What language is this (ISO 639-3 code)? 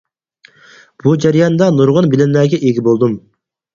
uig